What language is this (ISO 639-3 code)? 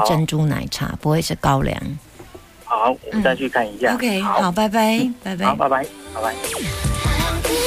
zho